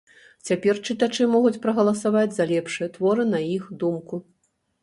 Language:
Belarusian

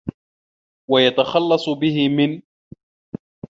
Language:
Arabic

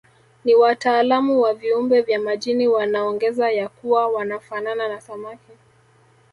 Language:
Swahili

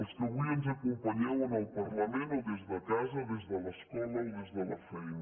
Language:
Catalan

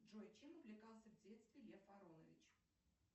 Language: Russian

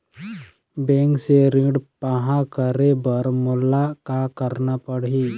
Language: Chhattisgarhi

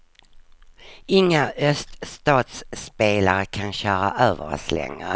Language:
Swedish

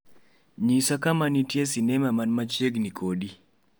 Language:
Luo (Kenya and Tanzania)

